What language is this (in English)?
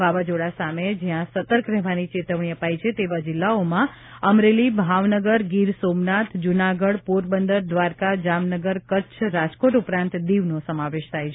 Gujarati